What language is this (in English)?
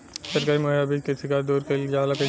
Bhojpuri